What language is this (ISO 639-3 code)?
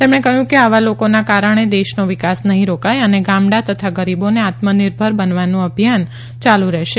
guj